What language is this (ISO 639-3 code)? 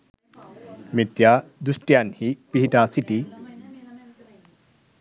sin